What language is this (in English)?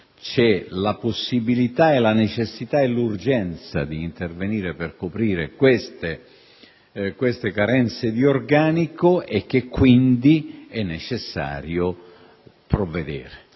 Italian